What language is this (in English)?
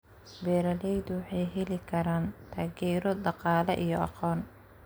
Somali